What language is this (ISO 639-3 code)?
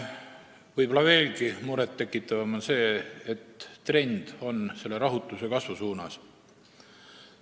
est